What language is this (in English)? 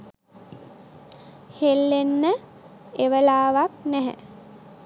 Sinhala